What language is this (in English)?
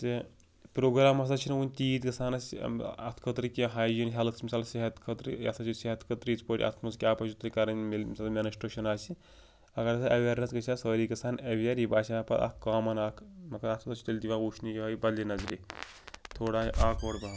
Kashmiri